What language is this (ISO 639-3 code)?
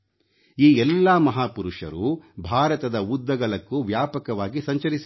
kan